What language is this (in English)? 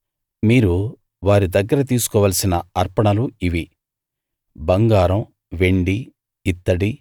Telugu